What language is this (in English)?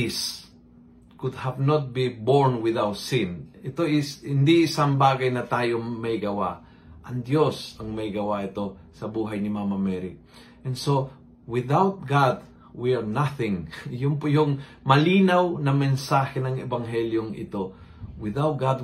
Filipino